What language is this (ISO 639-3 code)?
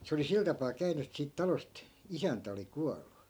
fin